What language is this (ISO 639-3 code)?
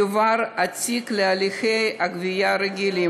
heb